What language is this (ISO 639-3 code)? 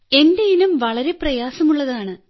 mal